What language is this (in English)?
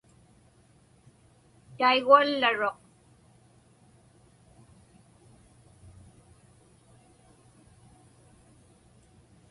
Inupiaq